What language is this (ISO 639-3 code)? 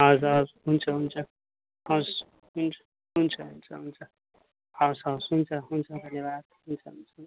nep